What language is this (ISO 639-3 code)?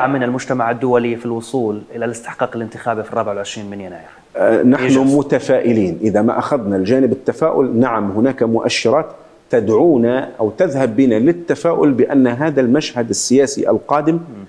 ara